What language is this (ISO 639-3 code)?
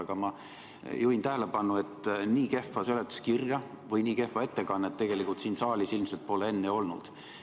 est